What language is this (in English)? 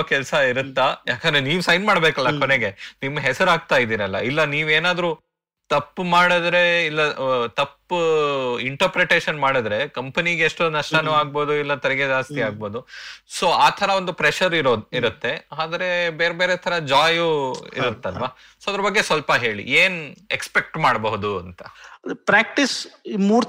Kannada